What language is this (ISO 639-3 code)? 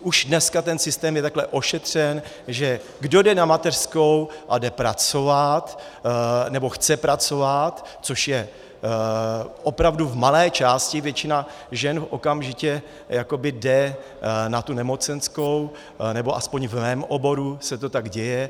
ces